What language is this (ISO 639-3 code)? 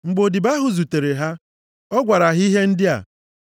ibo